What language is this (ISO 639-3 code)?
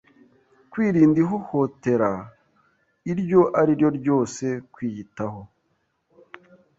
kin